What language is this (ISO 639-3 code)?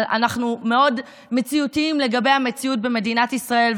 heb